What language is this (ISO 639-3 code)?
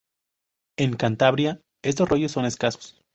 spa